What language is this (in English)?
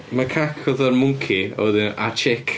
Welsh